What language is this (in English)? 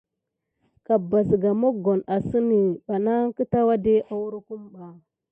Gidar